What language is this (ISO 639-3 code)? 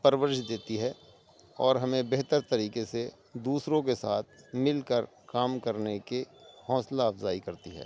urd